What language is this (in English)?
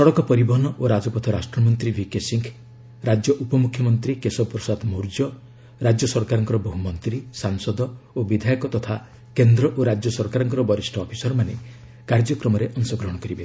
Odia